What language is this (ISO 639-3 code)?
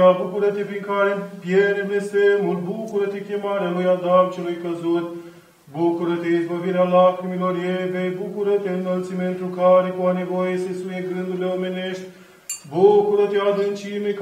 ron